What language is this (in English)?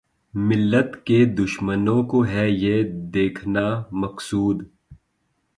Urdu